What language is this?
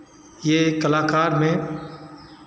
Hindi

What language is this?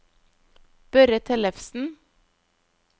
Norwegian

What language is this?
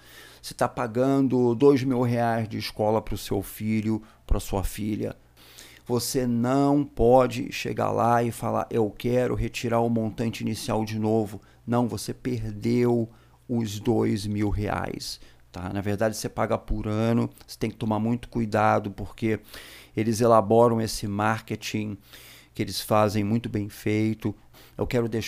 Portuguese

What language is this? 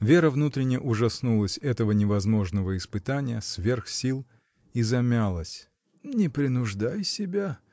Russian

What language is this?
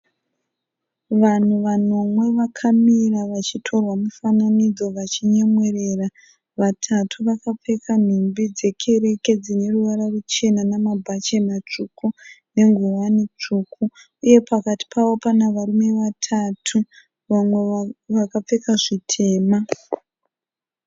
Shona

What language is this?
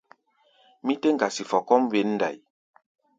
Gbaya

